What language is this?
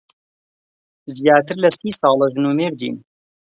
Central Kurdish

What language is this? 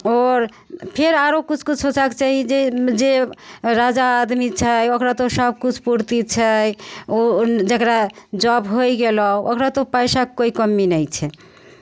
Maithili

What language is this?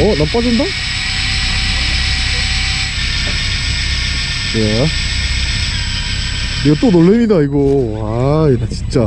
Korean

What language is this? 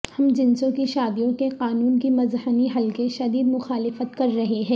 Urdu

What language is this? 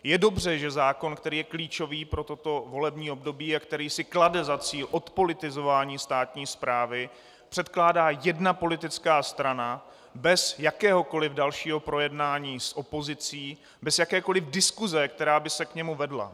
Czech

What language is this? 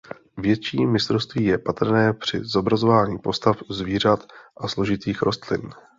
Czech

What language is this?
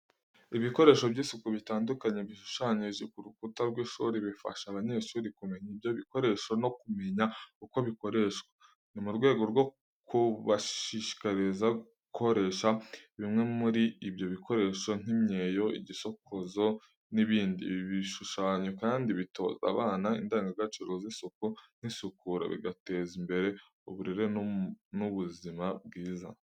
Kinyarwanda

